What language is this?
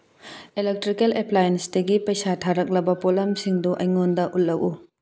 Manipuri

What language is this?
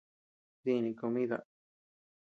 Tepeuxila Cuicatec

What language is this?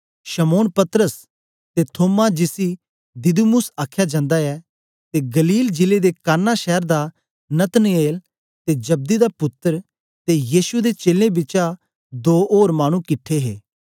Dogri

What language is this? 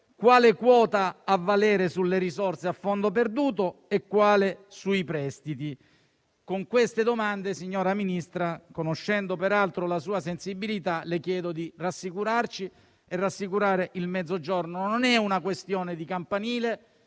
Italian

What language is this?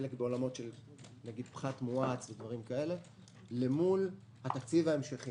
Hebrew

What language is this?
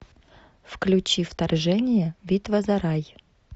Russian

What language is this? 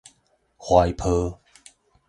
Min Nan Chinese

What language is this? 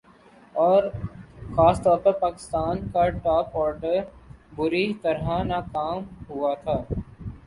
Urdu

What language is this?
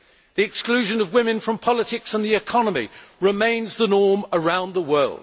English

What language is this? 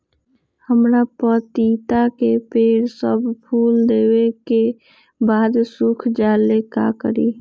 Magahi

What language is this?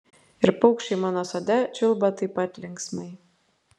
Lithuanian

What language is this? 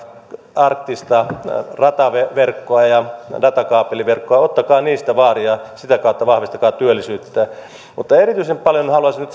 Finnish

